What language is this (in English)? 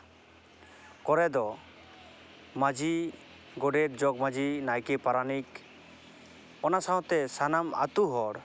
Santali